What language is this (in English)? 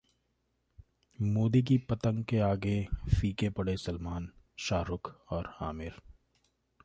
Hindi